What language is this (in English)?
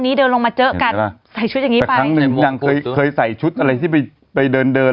Thai